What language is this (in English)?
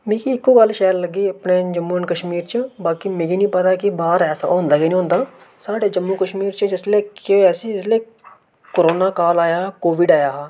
Dogri